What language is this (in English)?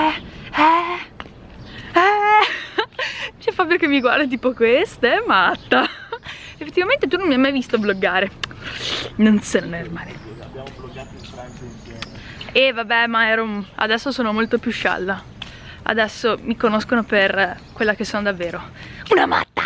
Italian